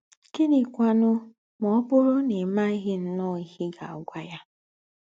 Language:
Igbo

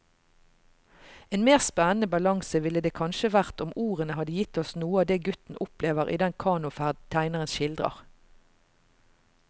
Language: Norwegian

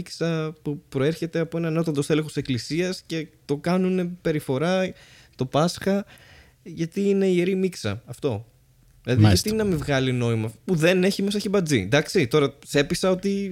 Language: Greek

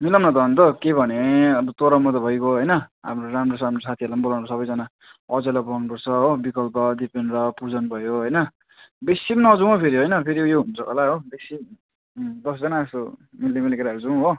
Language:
Nepali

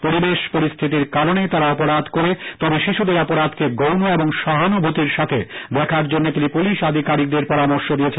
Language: Bangla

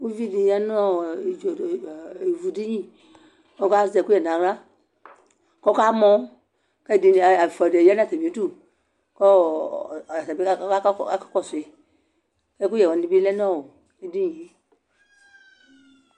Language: Ikposo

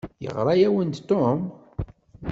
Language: Kabyle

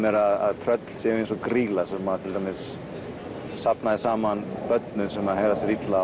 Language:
Icelandic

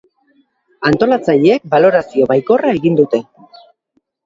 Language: Basque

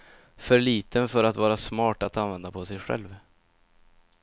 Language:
Swedish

